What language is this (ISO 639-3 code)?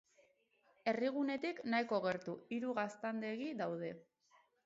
eus